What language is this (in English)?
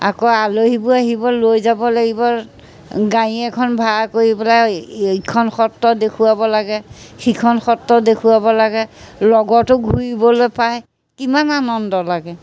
Assamese